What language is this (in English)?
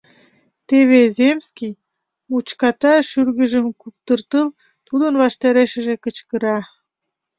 Mari